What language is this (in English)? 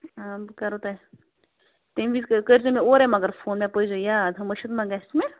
Kashmiri